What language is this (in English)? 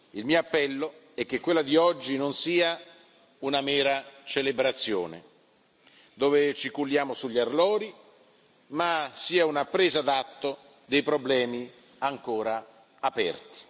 Italian